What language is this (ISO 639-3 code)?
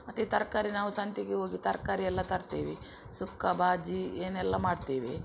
kan